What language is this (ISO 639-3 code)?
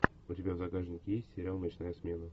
rus